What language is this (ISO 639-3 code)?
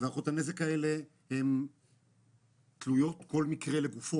heb